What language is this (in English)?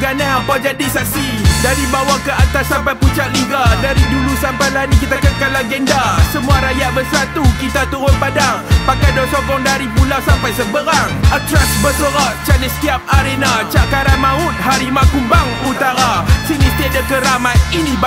Malay